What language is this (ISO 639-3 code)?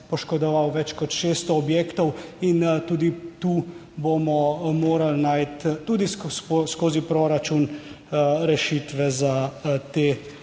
slv